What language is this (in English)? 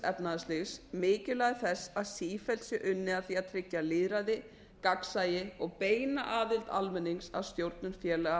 Icelandic